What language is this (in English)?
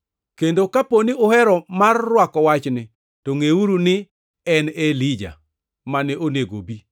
Luo (Kenya and Tanzania)